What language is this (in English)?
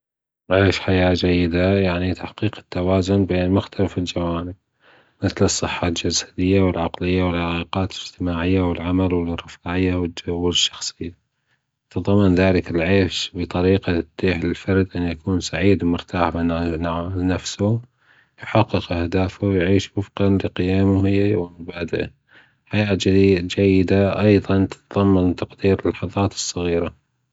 Gulf Arabic